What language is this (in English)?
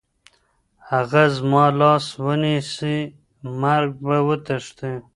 Pashto